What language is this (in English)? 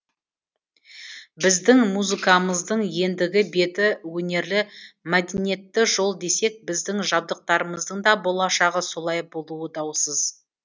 Kazakh